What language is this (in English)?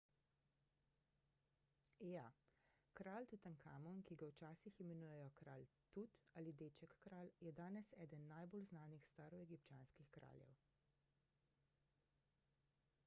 Slovenian